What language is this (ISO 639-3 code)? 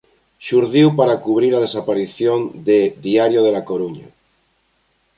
glg